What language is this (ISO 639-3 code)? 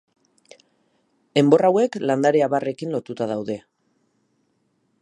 eus